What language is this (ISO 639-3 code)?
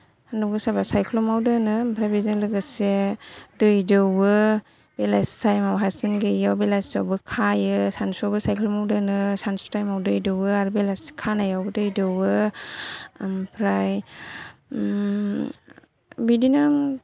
brx